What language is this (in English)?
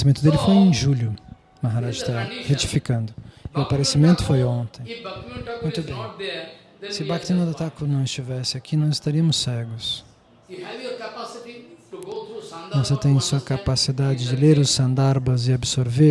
Portuguese